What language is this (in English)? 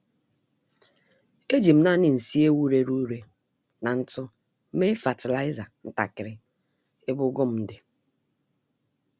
Igbo